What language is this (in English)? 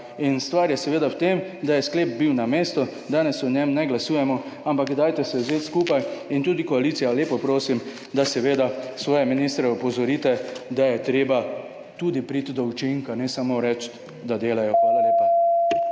Slovenian